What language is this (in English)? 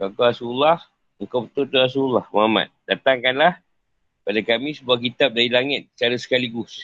Malay